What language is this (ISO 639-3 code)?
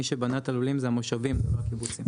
heb